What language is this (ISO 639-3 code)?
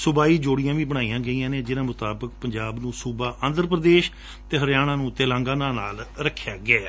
pan